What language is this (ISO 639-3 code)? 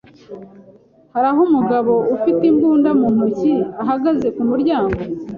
kin